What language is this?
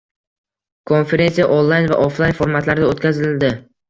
Uzbek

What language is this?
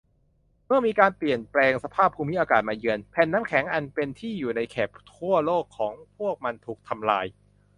Thai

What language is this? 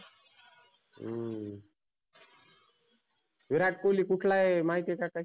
Marathi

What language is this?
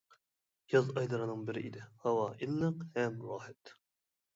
Uyghur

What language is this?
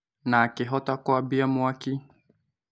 Kikuyu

